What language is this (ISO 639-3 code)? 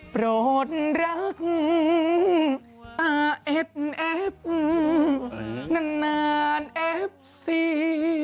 tha